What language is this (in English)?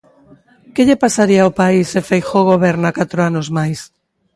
Galician